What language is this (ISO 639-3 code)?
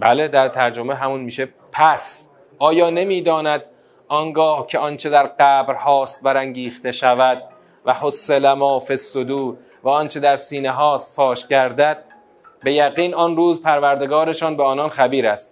fas